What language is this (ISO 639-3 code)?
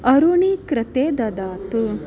san